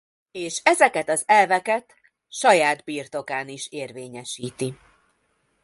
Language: Hungarian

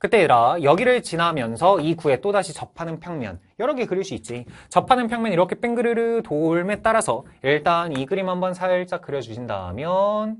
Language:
Korean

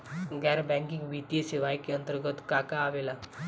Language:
Bhojpuri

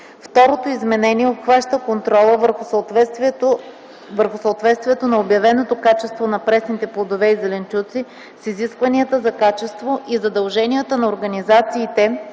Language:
Bulgarian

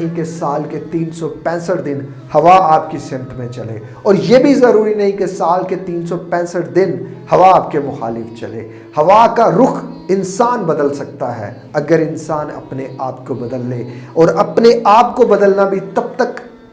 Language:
English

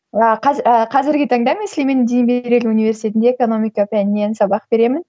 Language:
Kazakh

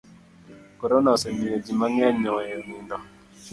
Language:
Luo (Kenya and Tanzania)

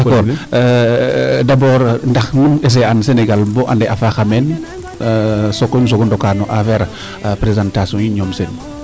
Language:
Serer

